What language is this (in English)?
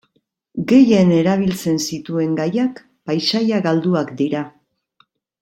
Basque